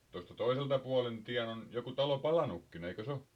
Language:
Finnish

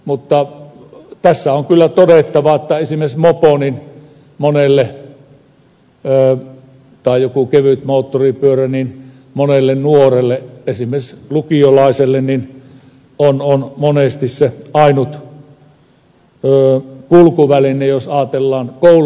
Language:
Finnish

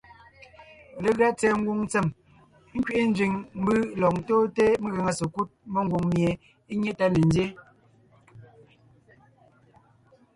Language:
Ngiemboon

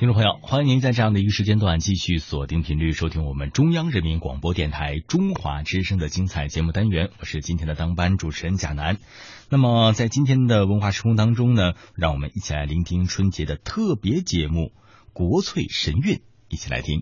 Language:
Chinese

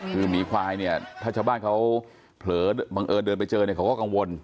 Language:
Thai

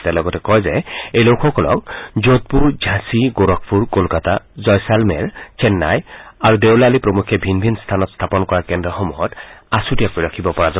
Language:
Assamese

